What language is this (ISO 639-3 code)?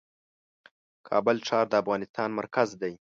pus